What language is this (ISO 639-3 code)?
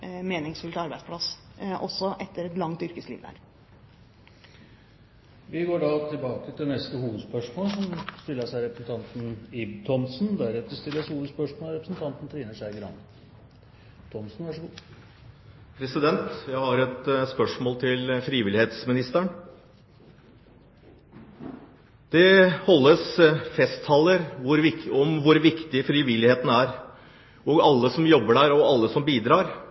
nor